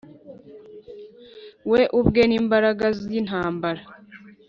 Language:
Kinyarwanda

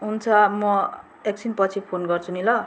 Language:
Nepali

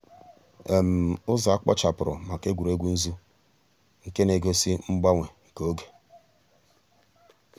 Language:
Igbo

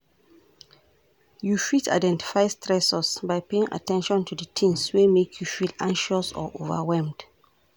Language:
Nigerian Pidgin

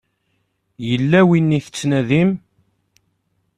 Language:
Kabyle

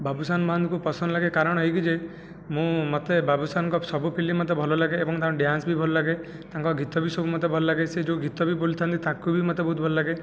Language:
Odia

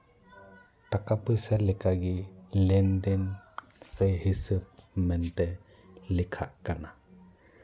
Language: Santali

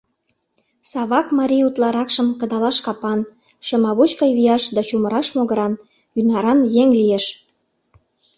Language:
Mari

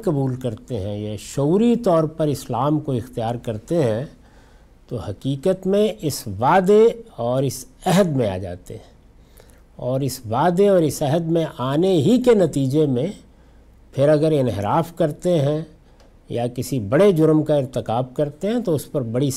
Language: Urdu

